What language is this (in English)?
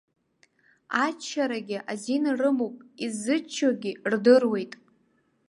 Abkhazian